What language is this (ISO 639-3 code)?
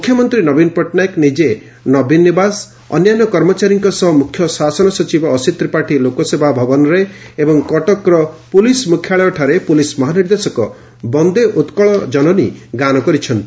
ori